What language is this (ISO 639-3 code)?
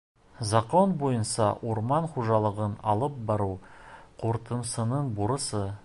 bak